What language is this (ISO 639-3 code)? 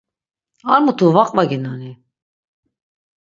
lzz